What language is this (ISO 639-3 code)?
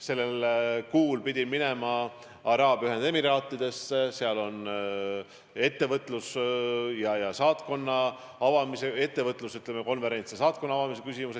est